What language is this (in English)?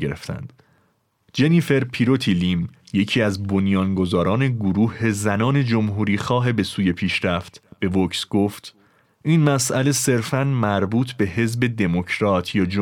Persian